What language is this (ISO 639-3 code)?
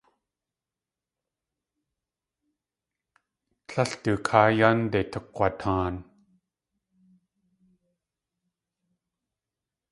tli